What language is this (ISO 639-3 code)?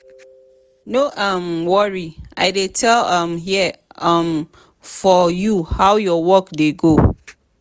pcm